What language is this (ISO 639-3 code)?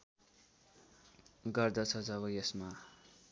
nep